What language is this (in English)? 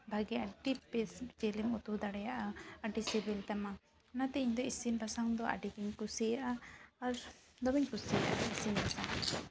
Santali